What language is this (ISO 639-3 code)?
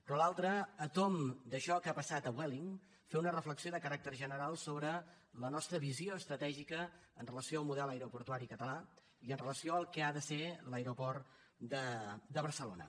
cat